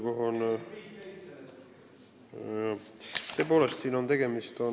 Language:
Estonian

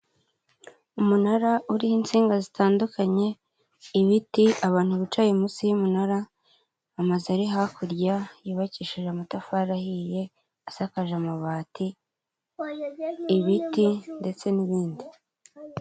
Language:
Kinyarwanda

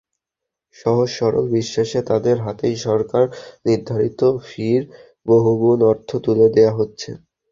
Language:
Bangla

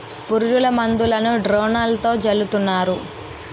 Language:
Telugu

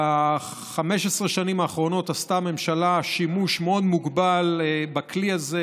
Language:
Hebrew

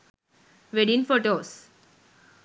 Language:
Sinhala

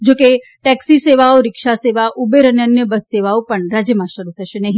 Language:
Gujarati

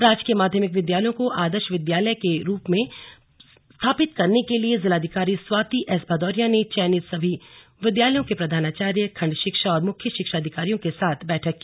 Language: Hindi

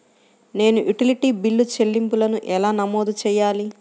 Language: Telugu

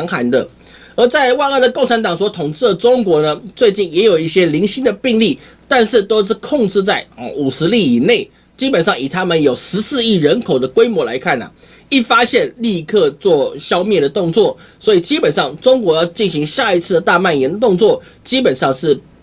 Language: Chinese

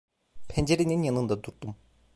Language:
Turkish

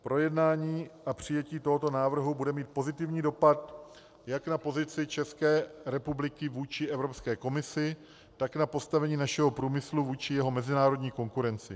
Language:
Czech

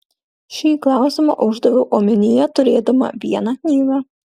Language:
Lithuanian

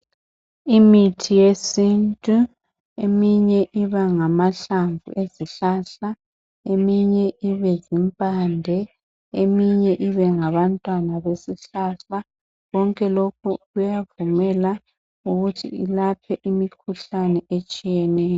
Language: North Ndebele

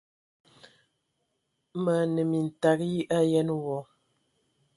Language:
Ewondo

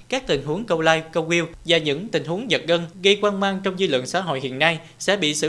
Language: Vietnamese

